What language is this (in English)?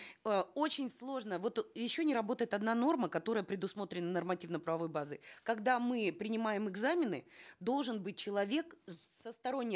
Kazakh